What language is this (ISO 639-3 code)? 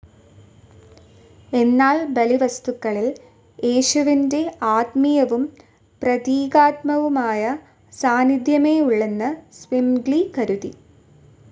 mal